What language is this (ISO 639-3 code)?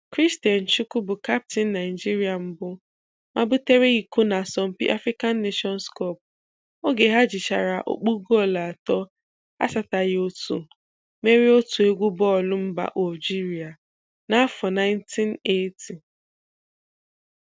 ibo